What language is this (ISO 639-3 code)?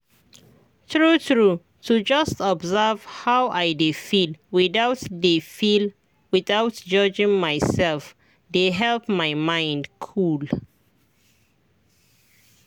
pcm